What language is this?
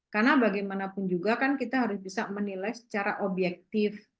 Indonesian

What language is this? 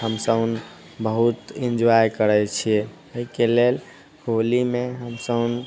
Maithili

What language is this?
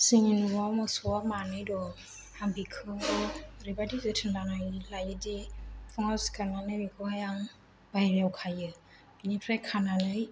Bodo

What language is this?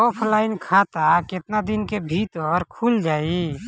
Bhojpuri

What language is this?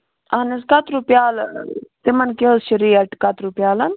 Kashmiri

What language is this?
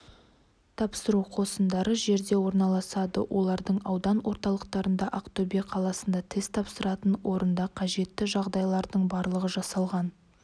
Kazakh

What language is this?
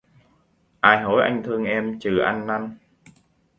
Vietnamese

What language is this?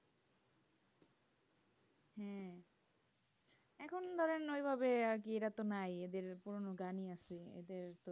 Bangla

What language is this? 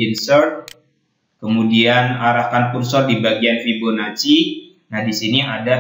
Indonesian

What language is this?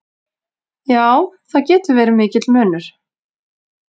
Icelandic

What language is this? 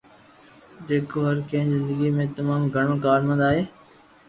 Loarki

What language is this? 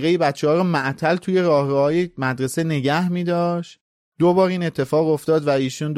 Persian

